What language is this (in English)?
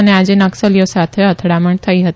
Gujarati